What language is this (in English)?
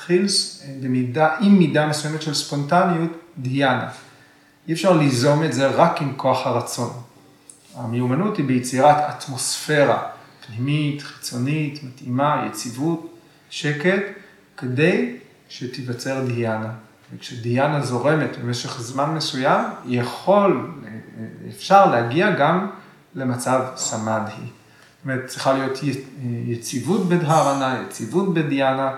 Hebrew